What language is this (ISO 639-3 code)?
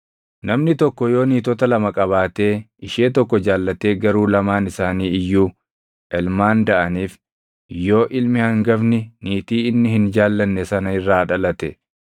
orm